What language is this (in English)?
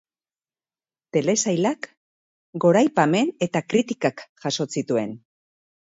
Basque